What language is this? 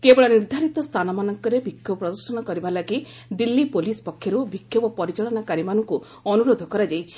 Odia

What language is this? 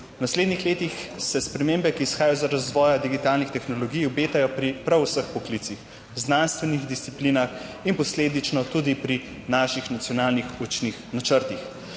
Slovenian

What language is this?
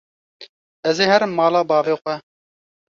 Kurdish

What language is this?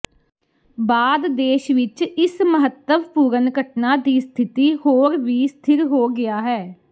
Punjabi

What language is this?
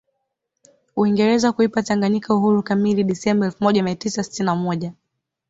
Swahili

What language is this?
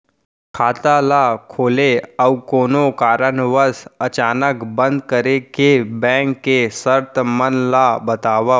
Chhattisgarhi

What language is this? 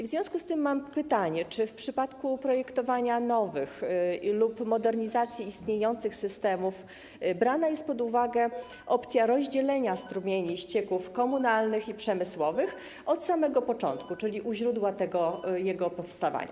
Polish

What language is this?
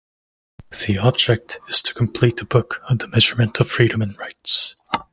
English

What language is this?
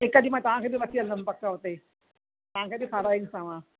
Sindhi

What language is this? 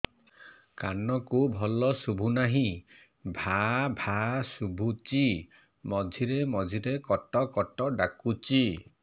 Odia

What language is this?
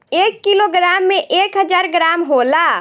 Bhojpuri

